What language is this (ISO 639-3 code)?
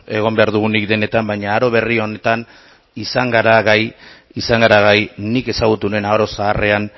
eus